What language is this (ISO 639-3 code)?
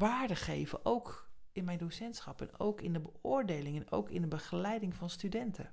nld